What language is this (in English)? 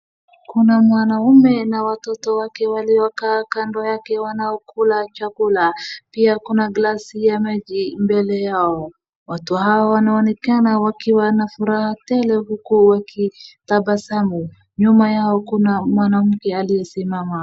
Swahili